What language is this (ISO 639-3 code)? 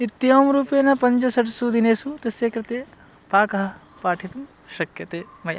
san